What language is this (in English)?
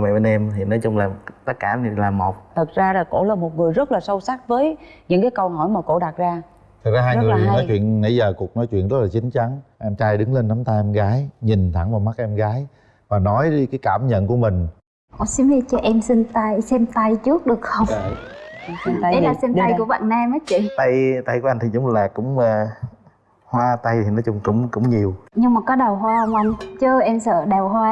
Vietnamese